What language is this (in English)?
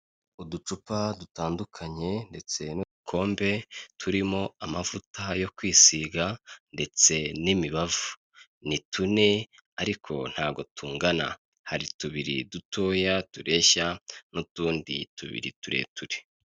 Kinyarwanda